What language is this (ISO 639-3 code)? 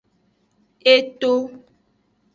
ajg